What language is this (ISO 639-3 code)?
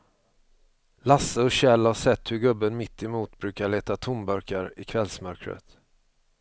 swe